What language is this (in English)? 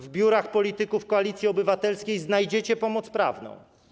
Polish